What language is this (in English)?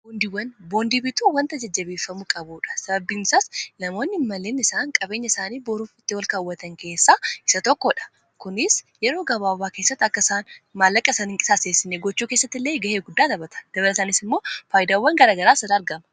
Oromo